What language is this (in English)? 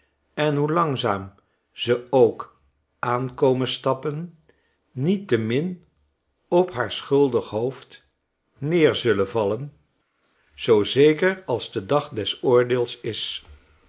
Dutch